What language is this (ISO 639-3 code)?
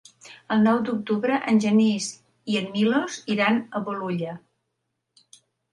cat